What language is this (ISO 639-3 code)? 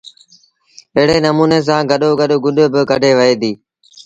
sbn